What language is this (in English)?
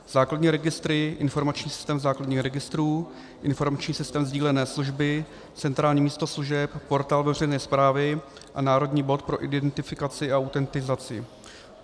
Czech